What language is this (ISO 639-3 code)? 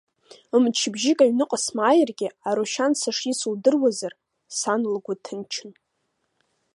abk